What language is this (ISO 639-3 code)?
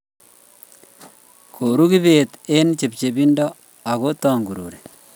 kln